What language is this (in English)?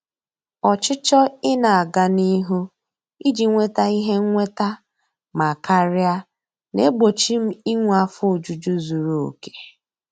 Igbo